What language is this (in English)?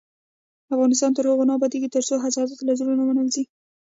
Pashto